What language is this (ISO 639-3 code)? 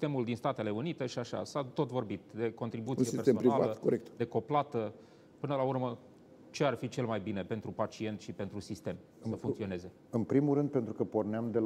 ron